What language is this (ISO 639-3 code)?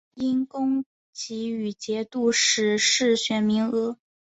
zho